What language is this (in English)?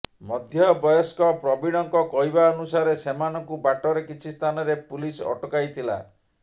Odia